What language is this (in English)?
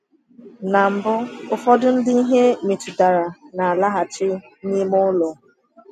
Igbo